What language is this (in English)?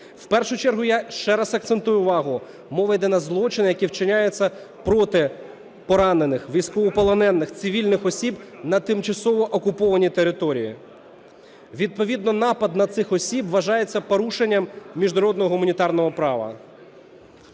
Ukrainian